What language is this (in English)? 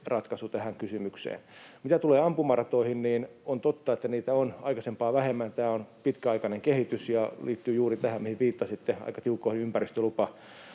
Finnish